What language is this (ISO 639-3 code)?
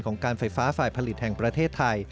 tha